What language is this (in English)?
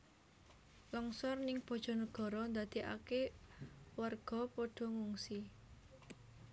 Javanese